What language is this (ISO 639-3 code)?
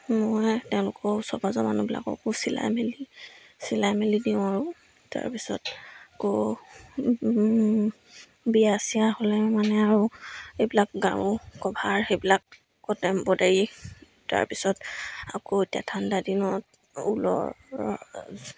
asm